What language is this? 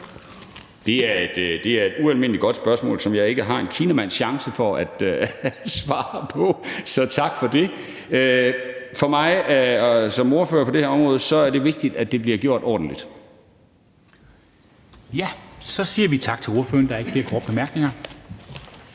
Danish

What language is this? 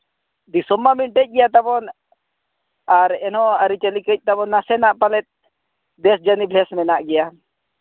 Santali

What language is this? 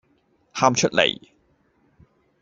Cantonese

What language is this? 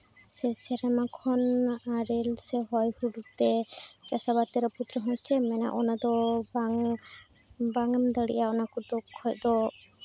Santali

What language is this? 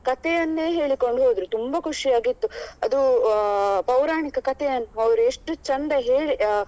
Kannada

